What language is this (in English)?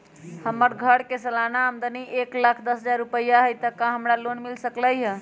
Magahi